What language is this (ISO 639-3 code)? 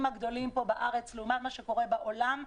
heb